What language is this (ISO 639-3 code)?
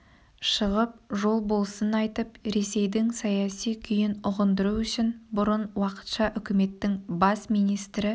kaz